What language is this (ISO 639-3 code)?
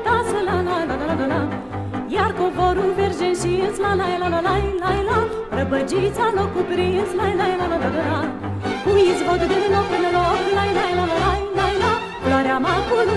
ron